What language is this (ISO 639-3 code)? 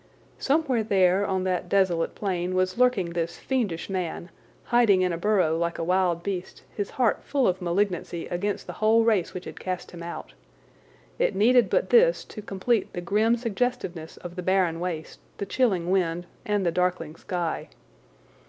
eng